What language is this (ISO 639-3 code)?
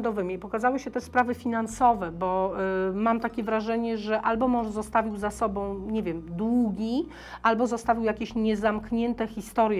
pol